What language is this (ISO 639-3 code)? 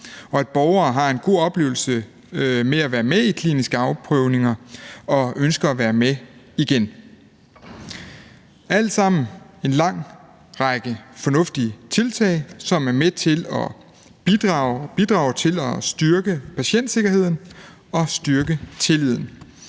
dan